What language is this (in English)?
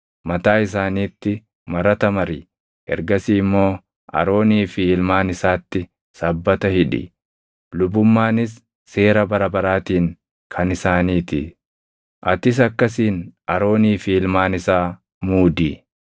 Oromo